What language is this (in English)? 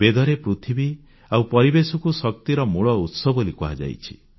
Odia